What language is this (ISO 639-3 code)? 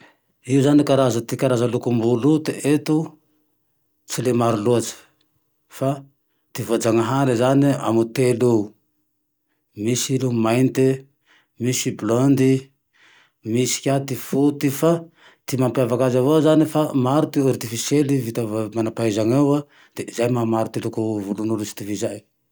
tdx